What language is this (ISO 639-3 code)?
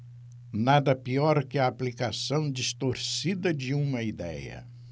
por